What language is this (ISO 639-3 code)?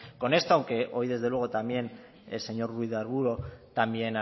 spa